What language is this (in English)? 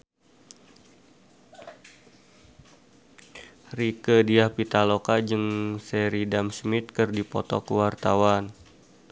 Sundanese